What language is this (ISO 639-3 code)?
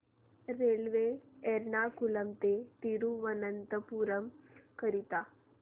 mar